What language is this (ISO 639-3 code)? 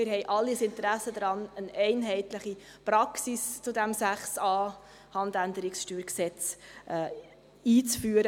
gsw